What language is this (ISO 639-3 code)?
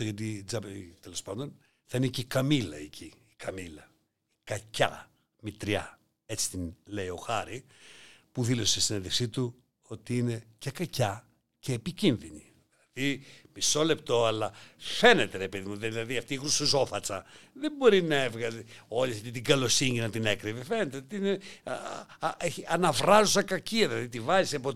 ell